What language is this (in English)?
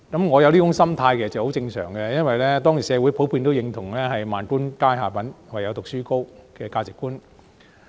Cantonese